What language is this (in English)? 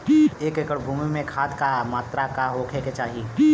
Bhojpuri